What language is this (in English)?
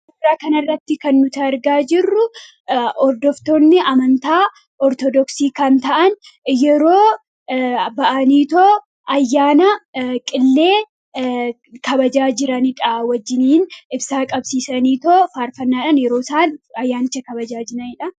Oromo